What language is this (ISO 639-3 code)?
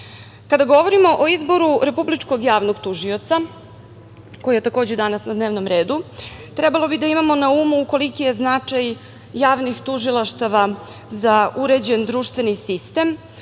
srp